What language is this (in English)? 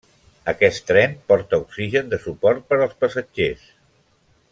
Catalan